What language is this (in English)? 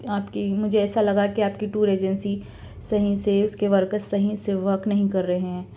Urdu